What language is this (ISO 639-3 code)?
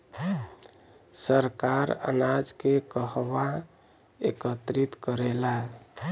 bho